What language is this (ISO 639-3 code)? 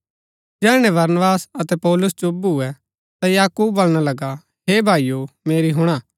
gbk